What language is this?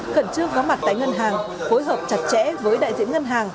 Vietnamese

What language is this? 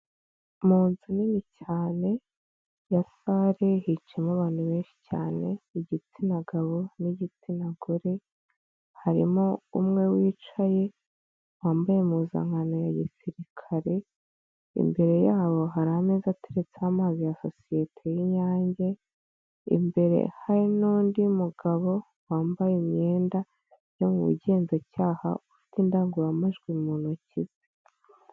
Kinyarwanda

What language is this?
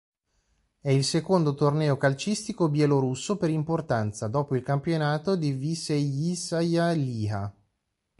Italian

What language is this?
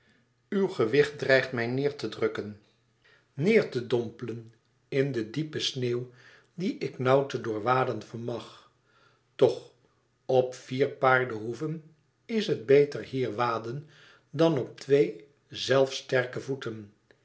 Dutch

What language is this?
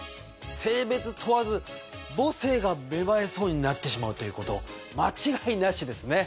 Japanese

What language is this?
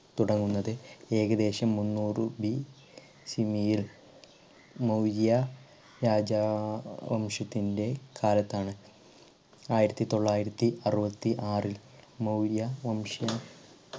Malayalam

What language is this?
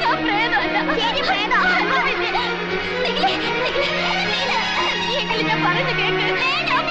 Malayalam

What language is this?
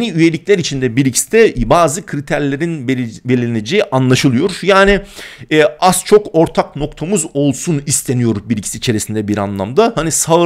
Turkish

